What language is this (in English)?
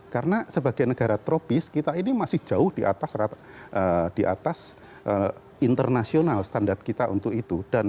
Indonesian